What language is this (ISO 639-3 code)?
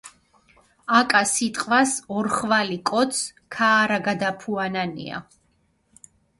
xmf